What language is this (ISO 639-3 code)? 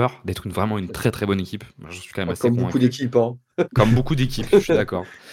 fra